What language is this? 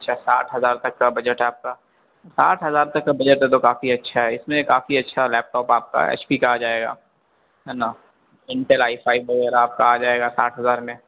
Urdu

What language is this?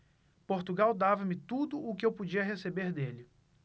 Portuguese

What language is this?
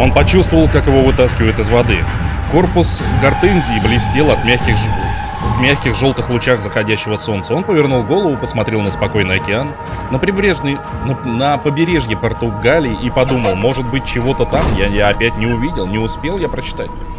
Russian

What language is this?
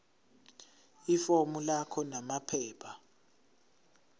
Zulu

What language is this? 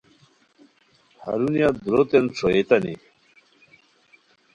Khowar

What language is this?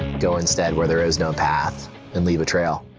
English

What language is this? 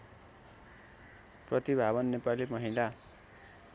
Nepali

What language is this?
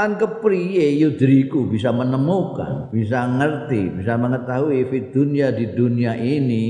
Indonesian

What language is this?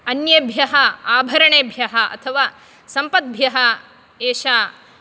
Sanskrit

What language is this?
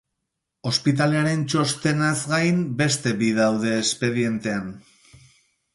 Basque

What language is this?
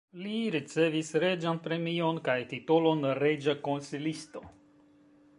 Esperanto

